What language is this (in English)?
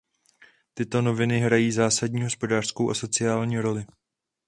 Czech